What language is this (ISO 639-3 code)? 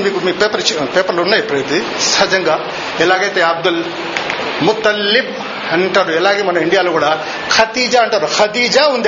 tel